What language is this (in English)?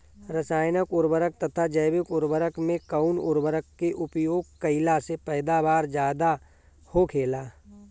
Bhojpuri